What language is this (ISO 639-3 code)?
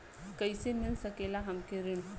bho